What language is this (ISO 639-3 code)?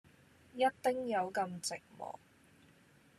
yue